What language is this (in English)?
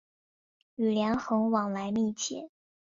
Chinese